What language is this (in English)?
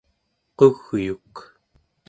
Central Yupik